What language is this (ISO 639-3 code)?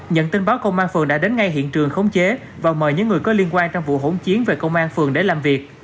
vie